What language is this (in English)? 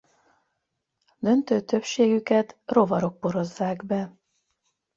Hungarian